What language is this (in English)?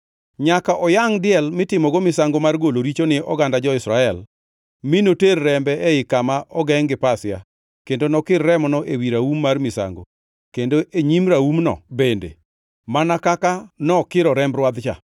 Luo (Kenya and Tanzania)